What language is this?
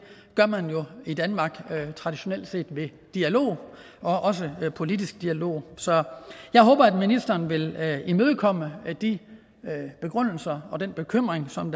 Danish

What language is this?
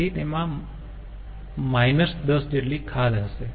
Gujarati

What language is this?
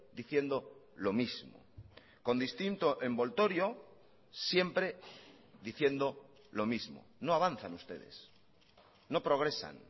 Spanish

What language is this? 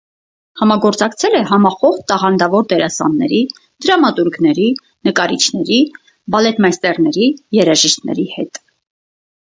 Armenian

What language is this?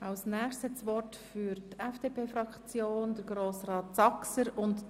Swiss German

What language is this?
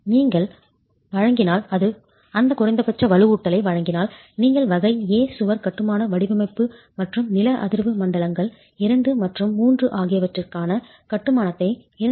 Tamil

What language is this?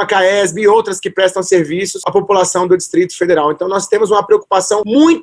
Portuguese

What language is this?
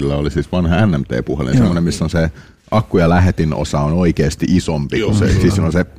Finnish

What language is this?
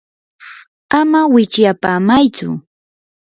Yanahuanca Pasco Quechua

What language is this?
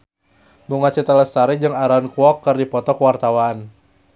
Sundanese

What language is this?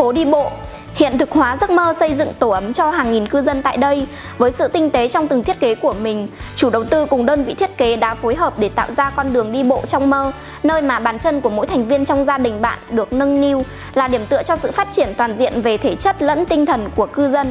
Vietnamese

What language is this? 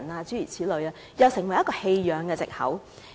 Cantonese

